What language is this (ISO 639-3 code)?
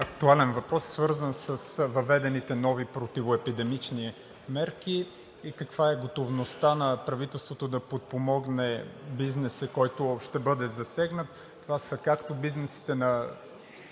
bul